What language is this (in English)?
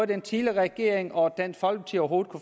Danish